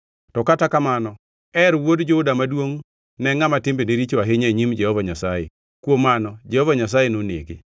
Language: Luo (Kenya and Tanzania)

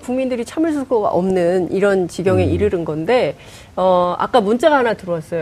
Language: Korean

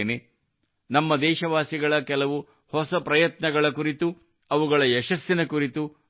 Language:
Kannada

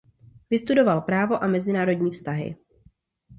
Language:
Czech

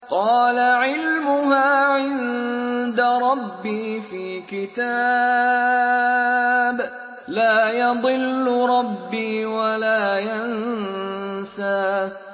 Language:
Arabic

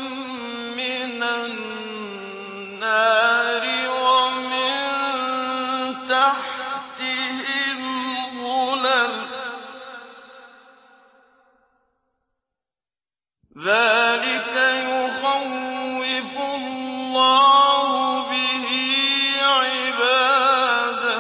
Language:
Arabic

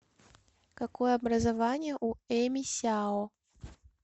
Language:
Russian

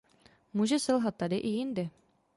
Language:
Czech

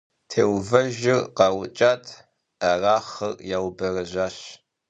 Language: Kabardian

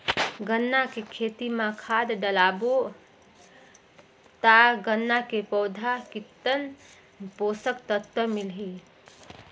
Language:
Chhattisgarhi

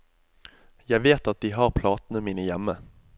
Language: Norwegian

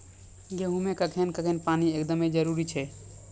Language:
Maithili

